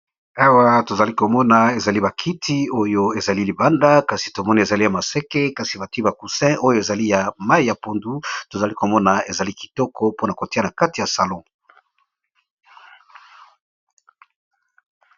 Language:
Lingala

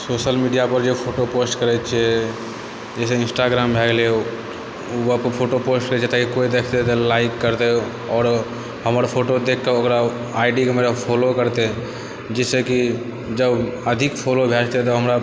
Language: Maithili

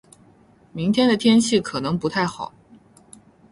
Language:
Chinese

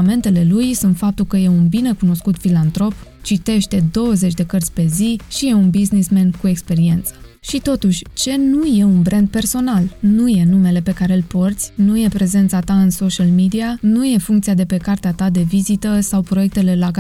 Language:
Romanian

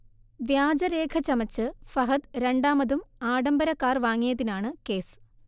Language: Malayalam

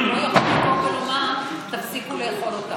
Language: Hebrew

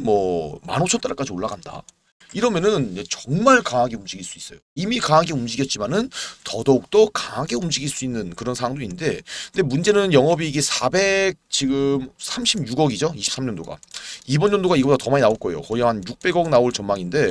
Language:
Korean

